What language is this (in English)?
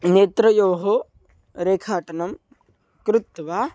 Sanskrit